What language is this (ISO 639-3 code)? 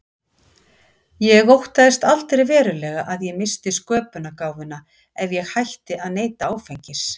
isl